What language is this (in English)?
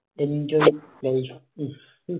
Malayalam